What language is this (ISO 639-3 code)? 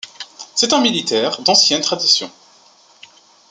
fra